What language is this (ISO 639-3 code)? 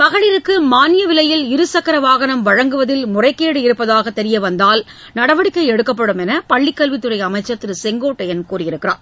tam